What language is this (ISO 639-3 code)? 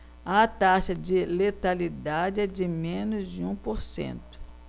por